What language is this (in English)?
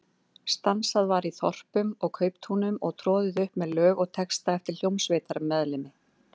Icelandic